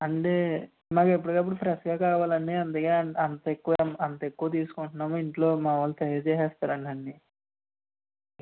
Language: Telugu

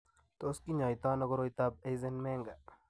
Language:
Kalenjin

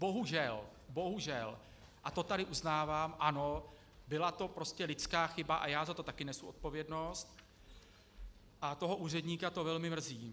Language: Czech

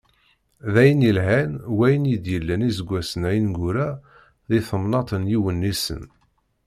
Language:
Kabyle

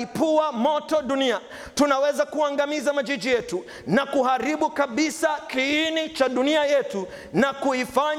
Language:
Swahili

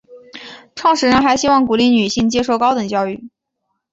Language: Chinese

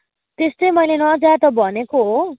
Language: Nepali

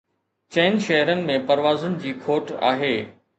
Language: Sindhi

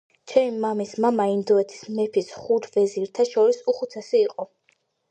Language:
Georgian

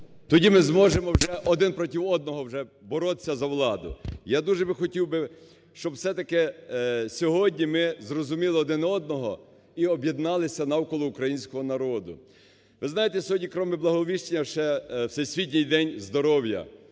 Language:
Ukrainian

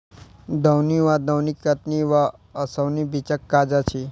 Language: Maithili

